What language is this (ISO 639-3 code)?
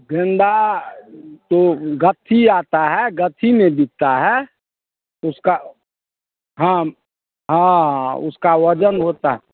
hin